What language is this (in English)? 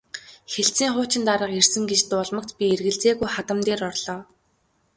Mongolian